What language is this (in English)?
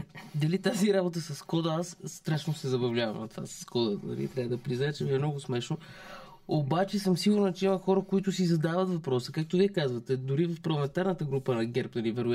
Bulgarian